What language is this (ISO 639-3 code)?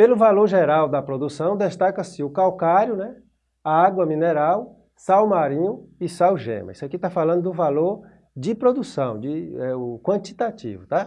por